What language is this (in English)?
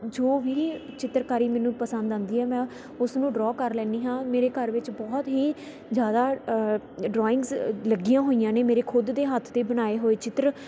Punjabi